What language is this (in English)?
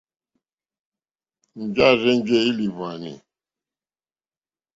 Mokpwe